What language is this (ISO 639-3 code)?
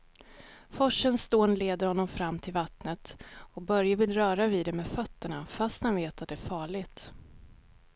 swe